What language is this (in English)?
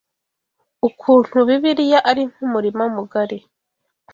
Kinyarwanda